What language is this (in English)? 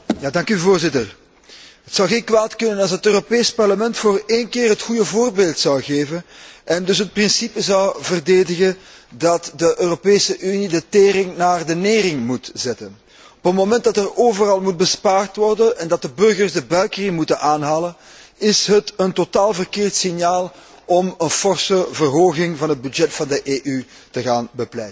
Dutch